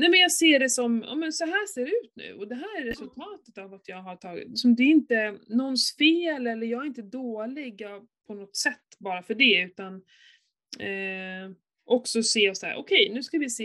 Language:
Swedish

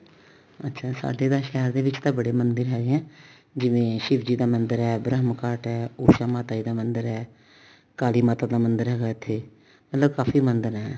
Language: Punjabi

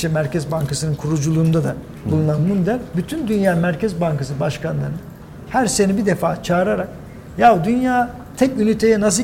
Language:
Turkish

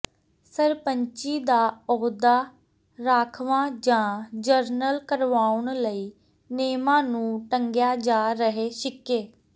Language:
Punjabi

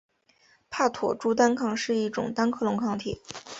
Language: Chinese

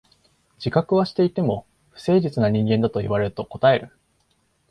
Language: Japanese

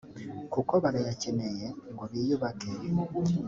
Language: Kinyarwanda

